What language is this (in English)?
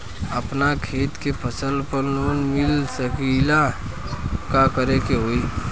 Bhojpuri